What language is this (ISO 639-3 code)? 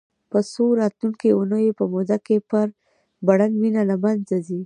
pus